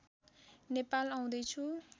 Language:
Nepali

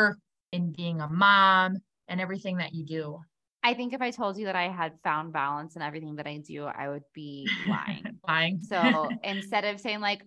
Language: English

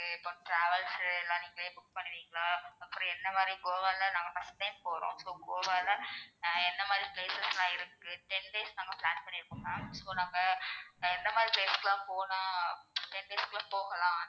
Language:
Tamil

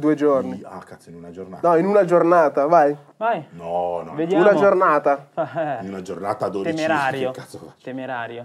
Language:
Italian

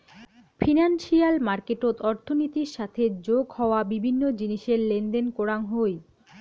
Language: Bangla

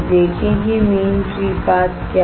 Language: Hindi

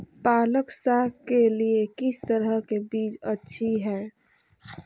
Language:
Magahi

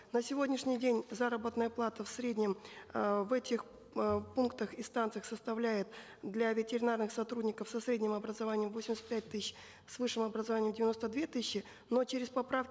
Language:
Kazakh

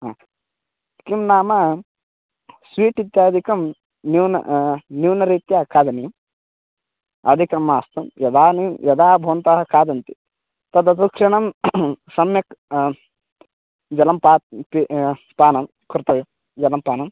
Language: Sanskrit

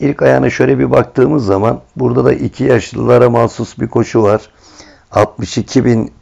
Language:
Turkish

